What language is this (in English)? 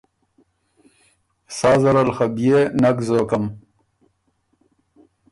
Ormuri